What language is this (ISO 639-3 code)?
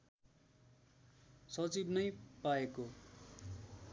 nep